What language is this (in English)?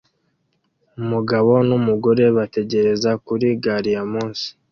Kinyarwanda